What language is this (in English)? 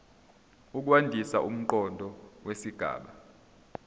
Zulu